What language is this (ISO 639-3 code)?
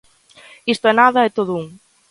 glg